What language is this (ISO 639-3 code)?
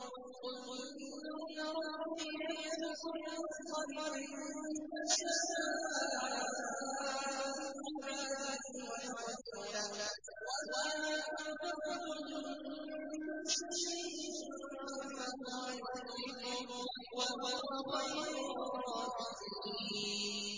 ara